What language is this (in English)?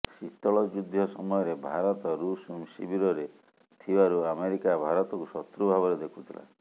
Odia